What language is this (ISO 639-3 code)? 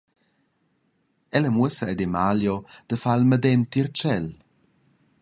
roh